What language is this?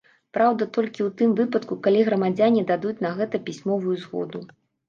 Belarusian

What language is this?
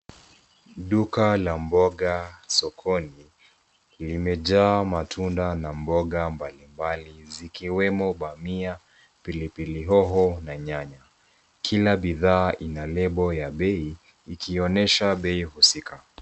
Swahili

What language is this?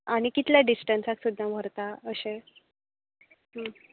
Konkani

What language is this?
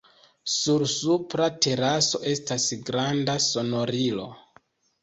Esperanto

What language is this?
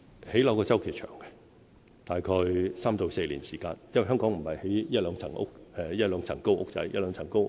Cantonese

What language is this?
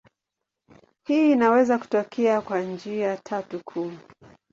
Swahili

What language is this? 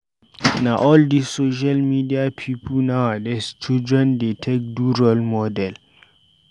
Nigerian Pidgin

